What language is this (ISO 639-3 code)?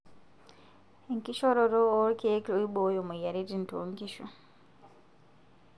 mas